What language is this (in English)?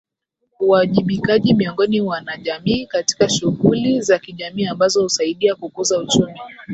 Swahili